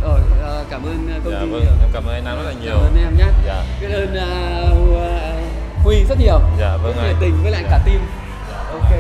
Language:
Vietnamese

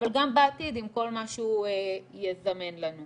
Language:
Hebrew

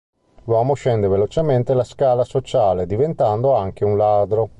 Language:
Italian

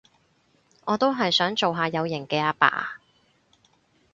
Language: Cantonese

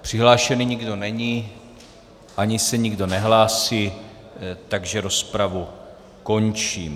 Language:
Czech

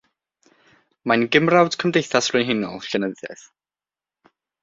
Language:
Welsh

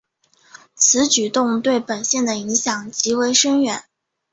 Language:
Chinese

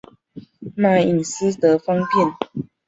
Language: Chinese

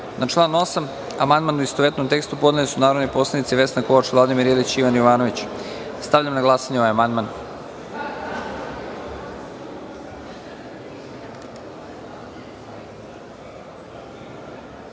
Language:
Serbian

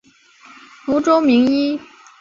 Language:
Chinese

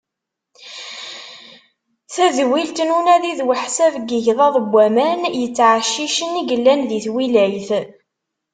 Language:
Kabyle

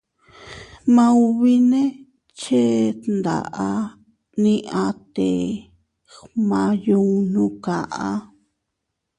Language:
Teutila Cuicatec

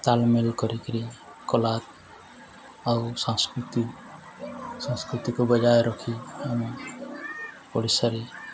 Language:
Odia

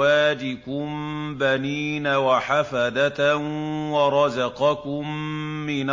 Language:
Arabic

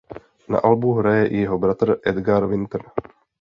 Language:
Czech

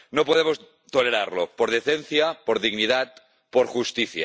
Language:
Spanish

